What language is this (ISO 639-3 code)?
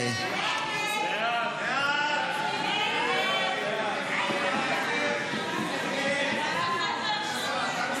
heb